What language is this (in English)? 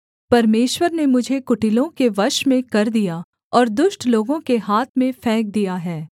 Hindi